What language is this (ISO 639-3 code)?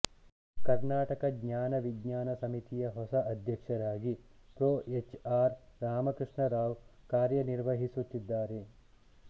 kan